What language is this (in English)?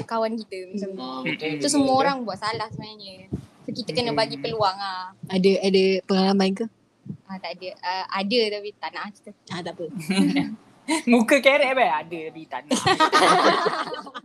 Malay